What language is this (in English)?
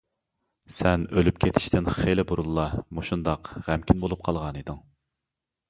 Uyghur